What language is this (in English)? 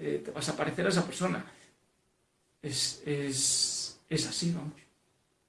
Spanish